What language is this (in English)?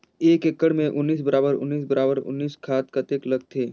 Chhattisgarhi